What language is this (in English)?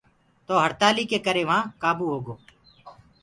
Gurgula